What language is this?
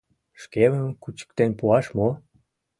Mari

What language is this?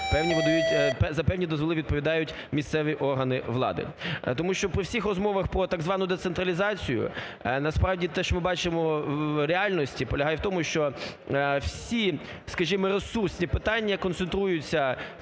Ukrainian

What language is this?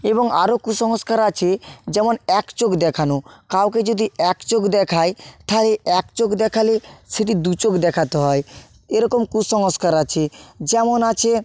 Bangla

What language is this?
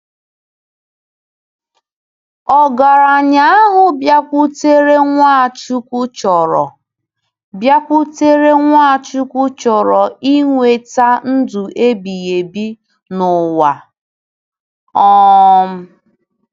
Igbo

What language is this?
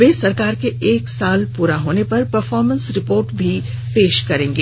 Hindi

